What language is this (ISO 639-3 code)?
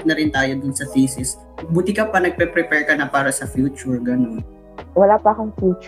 fil